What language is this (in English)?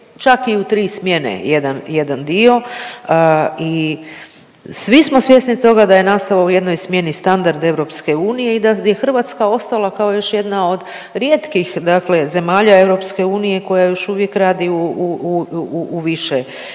Croatian